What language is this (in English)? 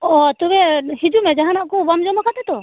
Santali